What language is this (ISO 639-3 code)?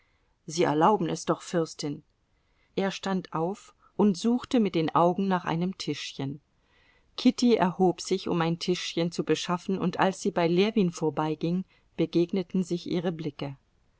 deu